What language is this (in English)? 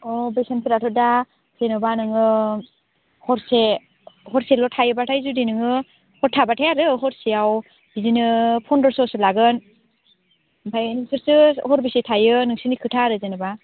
Bodo